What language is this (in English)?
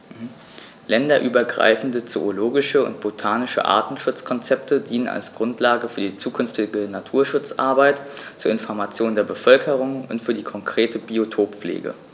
German